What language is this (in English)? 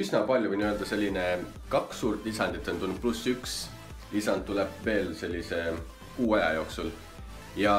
Finnish